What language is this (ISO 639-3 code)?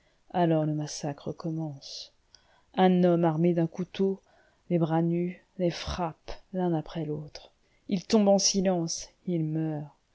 fra